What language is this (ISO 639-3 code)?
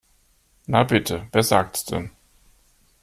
deu